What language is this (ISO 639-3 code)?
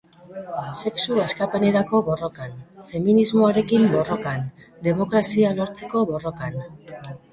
eus